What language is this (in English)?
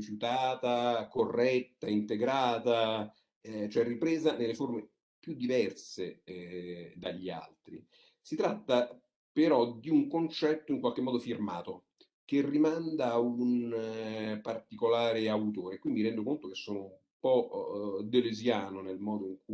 Italian